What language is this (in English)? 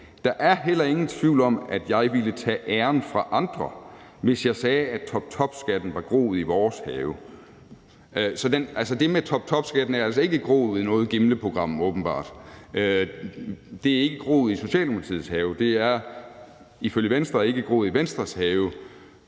Danish